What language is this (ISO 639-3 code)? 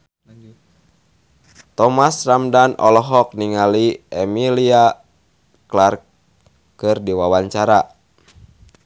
sun